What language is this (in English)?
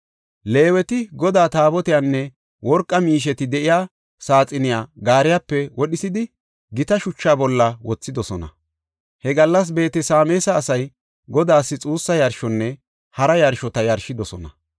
Gofa